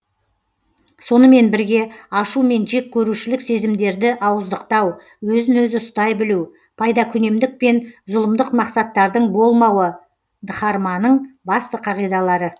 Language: Kazakh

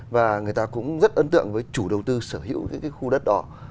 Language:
Vietnamese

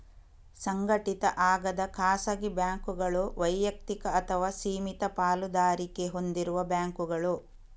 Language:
Kannada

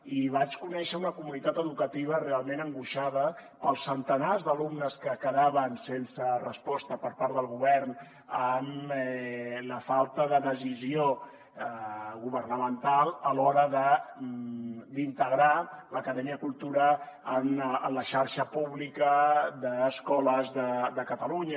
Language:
Catalan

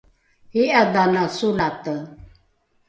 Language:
Rukai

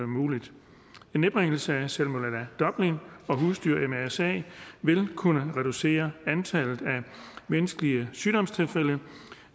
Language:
Danish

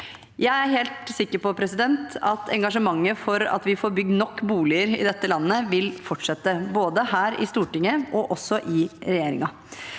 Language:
Norwegian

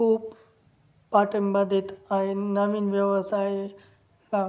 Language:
Marathi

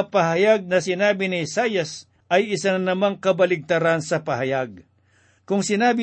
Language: Filipino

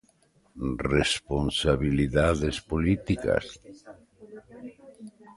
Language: Galician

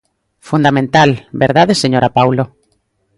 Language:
Galician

